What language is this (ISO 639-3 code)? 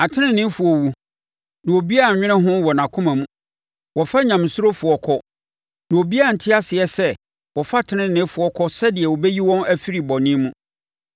aka